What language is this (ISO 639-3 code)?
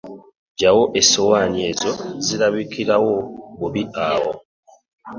lug